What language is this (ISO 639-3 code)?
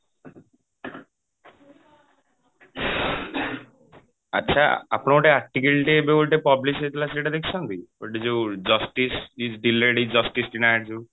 ori